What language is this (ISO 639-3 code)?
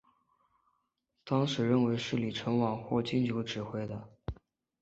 zho